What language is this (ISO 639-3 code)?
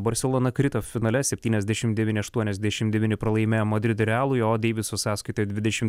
lit